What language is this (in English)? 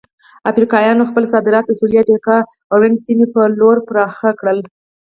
Pashto